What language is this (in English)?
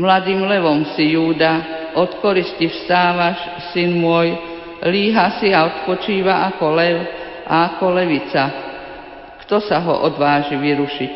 Slovak